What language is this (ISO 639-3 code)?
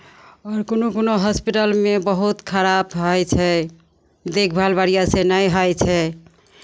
mai